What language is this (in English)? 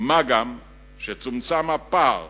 Hebrew